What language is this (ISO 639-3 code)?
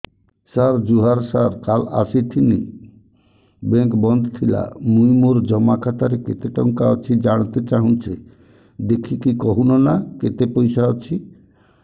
ori